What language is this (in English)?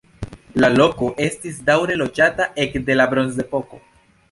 Esperanto